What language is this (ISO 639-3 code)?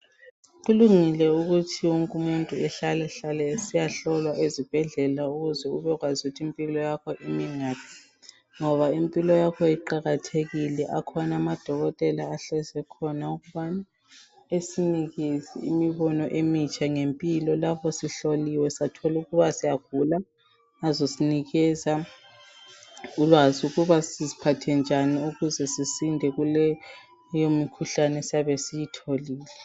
nde